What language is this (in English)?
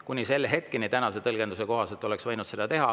Estonian